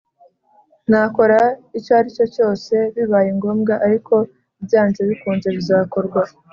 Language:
Kinyarwanda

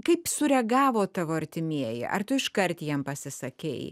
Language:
Lithuanian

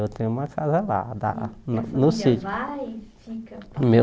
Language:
Portuguese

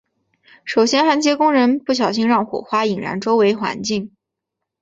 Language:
Chinese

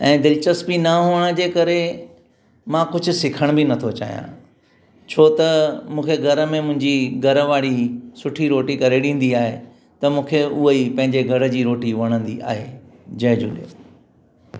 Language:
Sindhi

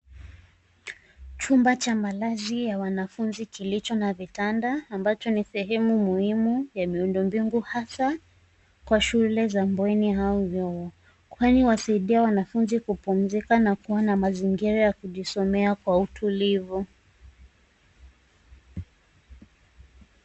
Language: Swahili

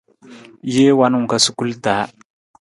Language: Nawdm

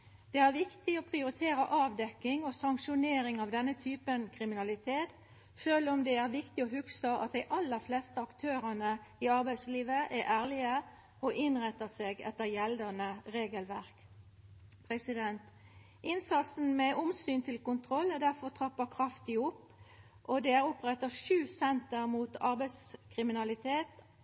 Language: Norwegian Nynorsk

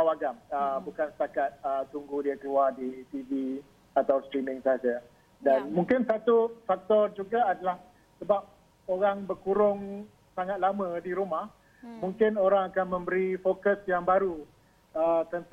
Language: Malay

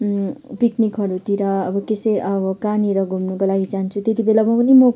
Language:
Nepali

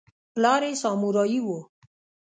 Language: Pashto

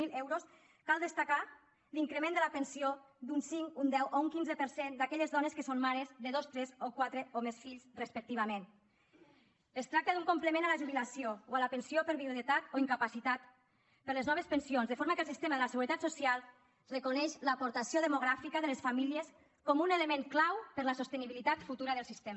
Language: Catalan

